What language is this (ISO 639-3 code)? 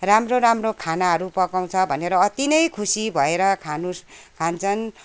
nep